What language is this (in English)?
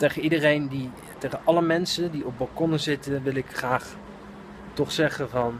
Dutch